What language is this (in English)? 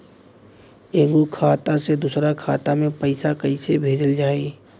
Bhojpuri